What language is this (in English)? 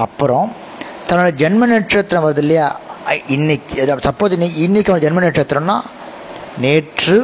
Tamil